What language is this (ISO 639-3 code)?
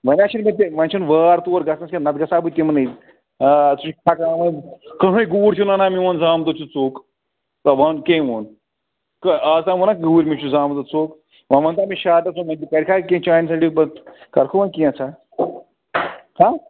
kas